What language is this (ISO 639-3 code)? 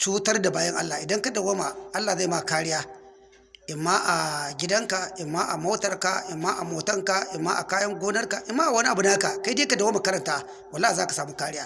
hau